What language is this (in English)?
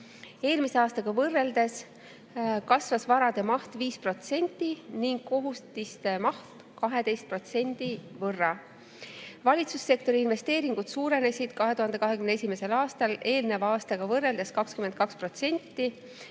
Estonian